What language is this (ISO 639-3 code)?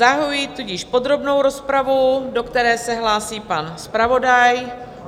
ces